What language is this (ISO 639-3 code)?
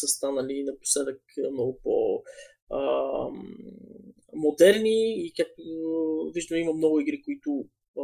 bul